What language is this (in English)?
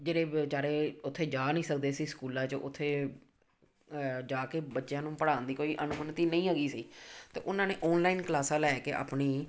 Punjabi